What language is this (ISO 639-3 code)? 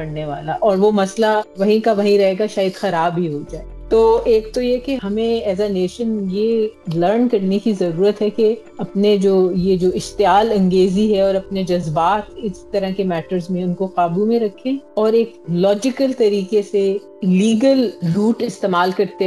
urd